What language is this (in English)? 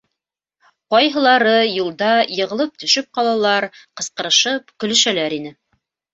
Bashkir